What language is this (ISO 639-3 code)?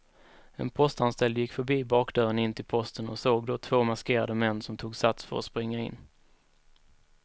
swe